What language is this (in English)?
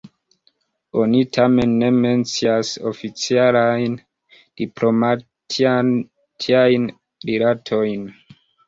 Esperanto